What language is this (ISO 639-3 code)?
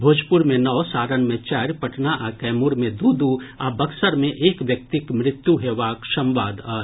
mai